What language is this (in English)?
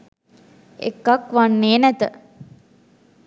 Sinhala